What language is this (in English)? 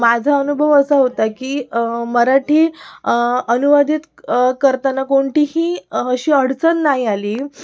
Marathi